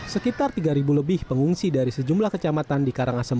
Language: Indonesian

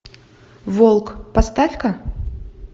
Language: Russian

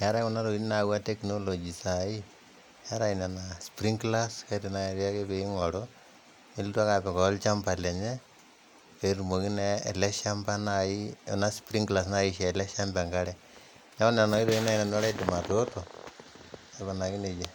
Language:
Masai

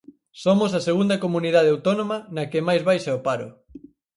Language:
Galician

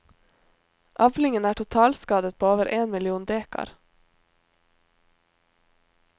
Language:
Norwegian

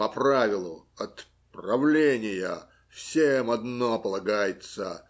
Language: Russian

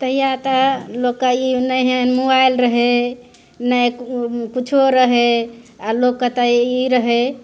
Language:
Maithili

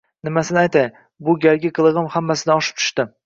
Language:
Uzbek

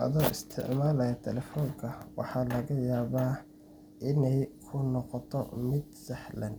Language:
Somali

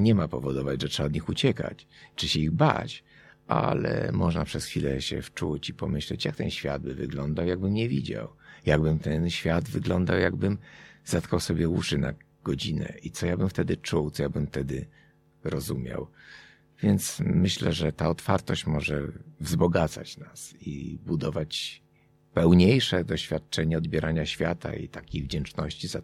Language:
Polish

